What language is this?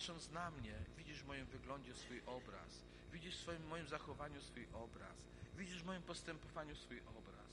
Polish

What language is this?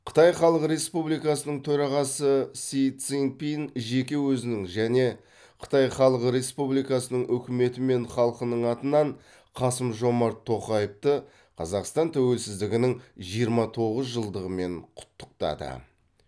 Kazakh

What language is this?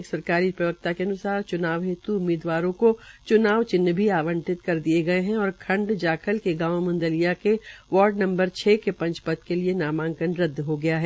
Hindi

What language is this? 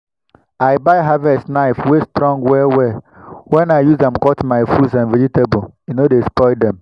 Nigerian Pidgin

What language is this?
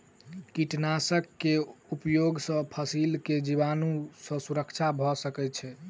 Maithili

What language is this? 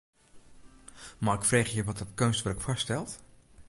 Western Frisian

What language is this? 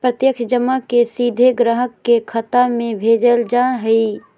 Magahi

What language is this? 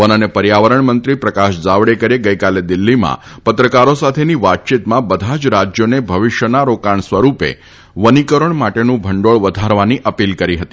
Gujarati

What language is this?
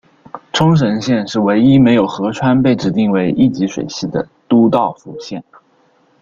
Chinese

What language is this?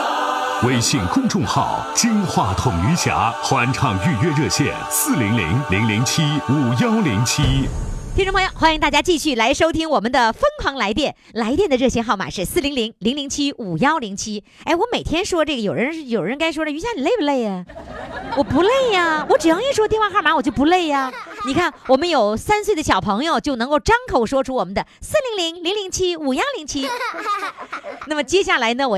Chinese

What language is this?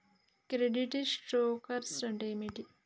Telugu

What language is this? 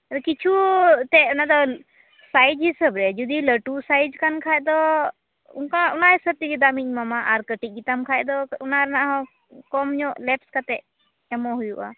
Santali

